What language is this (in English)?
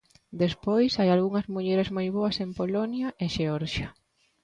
Galician